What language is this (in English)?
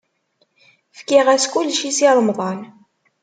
Kabyle